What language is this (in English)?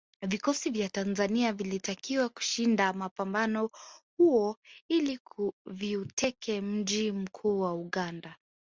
Swahili